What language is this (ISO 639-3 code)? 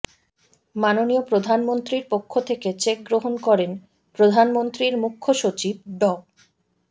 ben